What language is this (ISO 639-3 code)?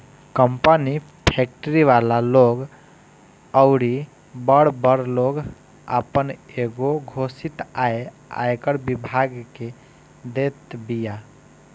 bho